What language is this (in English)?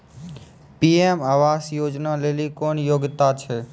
Maithili